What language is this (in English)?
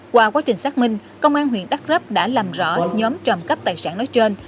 Vietnamese